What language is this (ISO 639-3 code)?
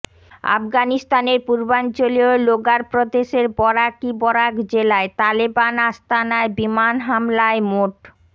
ben